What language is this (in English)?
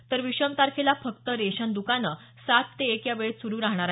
Marathi